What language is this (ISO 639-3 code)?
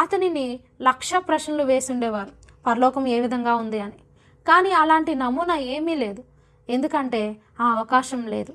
tel